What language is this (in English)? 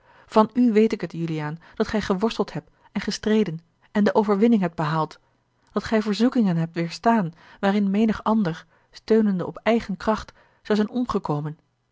Dutch